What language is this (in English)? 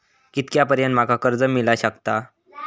Marathi